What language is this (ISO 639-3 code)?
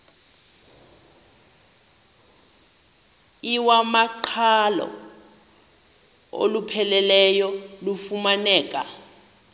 xho